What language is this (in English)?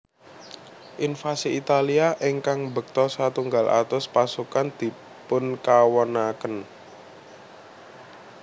Javanese